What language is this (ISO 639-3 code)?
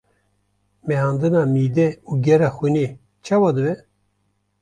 kur